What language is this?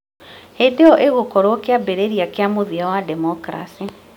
Kikuyu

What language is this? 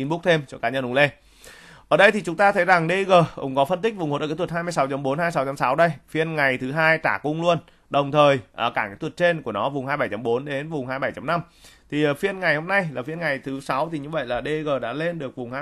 Vietnamese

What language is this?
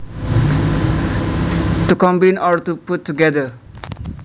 Javanese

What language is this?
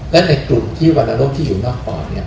Thai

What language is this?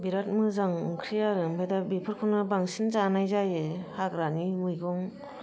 Bodo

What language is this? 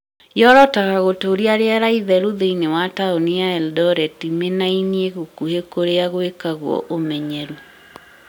Kikuyu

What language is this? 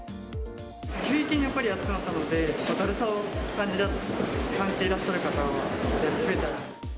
Japanese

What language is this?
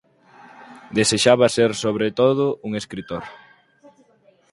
Galician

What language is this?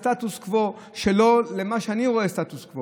Hebrew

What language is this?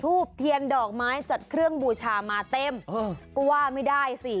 Thai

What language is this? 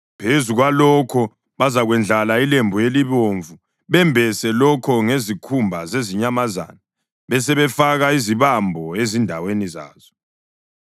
North Ndebele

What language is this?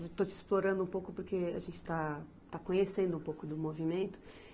Portuguese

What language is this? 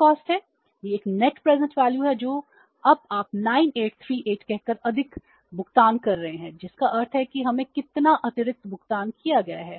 Hindi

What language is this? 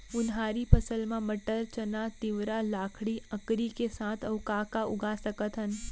Chhattisgarhi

